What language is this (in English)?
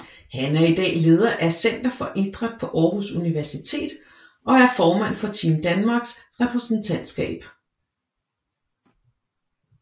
Danish